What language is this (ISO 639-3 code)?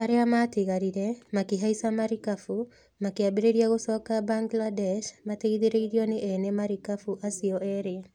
kik